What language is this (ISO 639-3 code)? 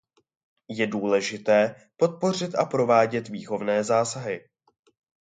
ces